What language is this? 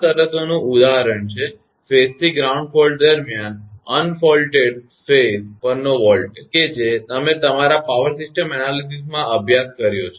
Gujarati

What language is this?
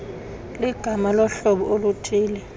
Xhosa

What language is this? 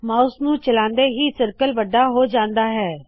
Punjabi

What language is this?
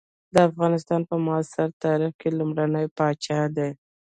Pashto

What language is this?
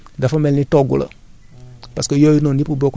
Wolof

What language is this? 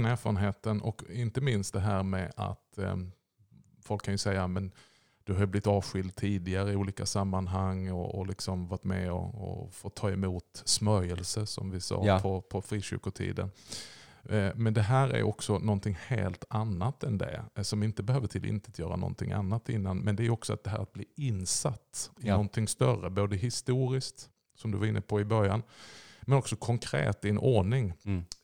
Swedish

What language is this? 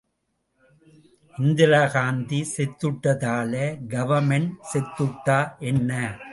Tamil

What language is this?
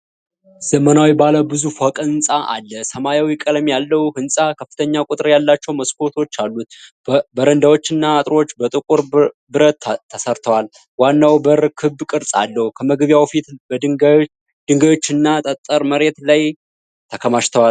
Amharic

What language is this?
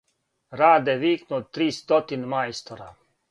Serbian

